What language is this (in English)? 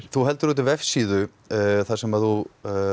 Icelandic